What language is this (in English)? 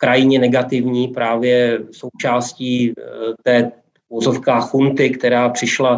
Czech